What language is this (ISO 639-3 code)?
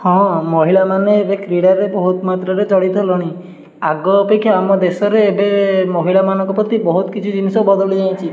ori